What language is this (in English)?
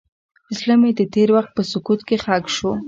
Pashto